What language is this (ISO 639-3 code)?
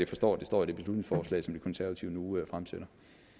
dan